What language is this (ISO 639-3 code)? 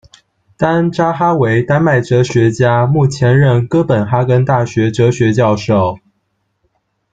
zho